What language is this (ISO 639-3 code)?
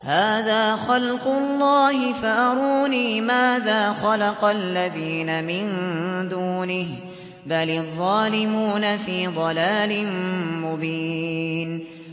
ara